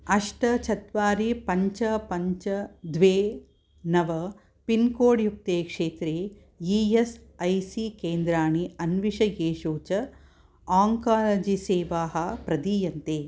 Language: Sanskrit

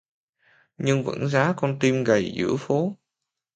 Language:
Vietnamese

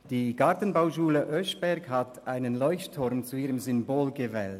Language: Swiss German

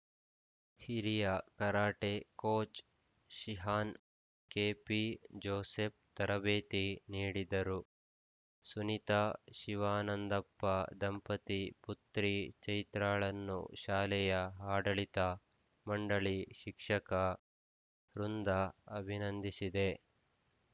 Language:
Kannada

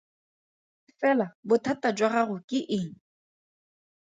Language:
Tswana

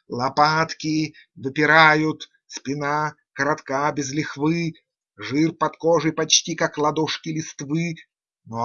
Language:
Russian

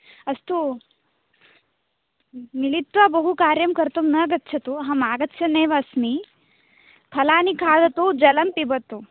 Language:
Sanskrit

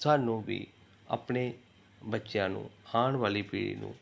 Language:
Punjabi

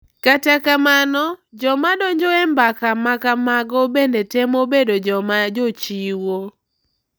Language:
Luo (Kenya and Tanzania)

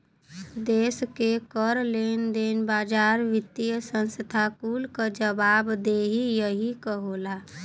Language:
Bhojpuri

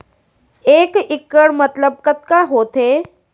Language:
Chhattisgarhi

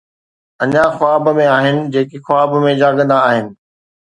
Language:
Sindhi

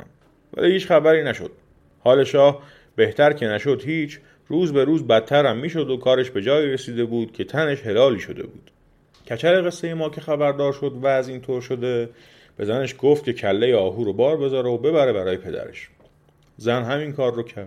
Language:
Persian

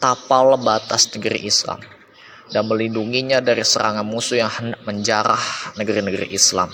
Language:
Indonesian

